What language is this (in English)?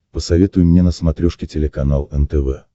Russian